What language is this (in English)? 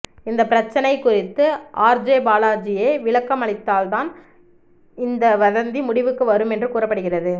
Tamil